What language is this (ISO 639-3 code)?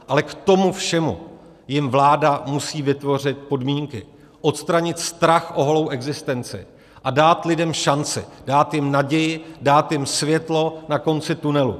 ces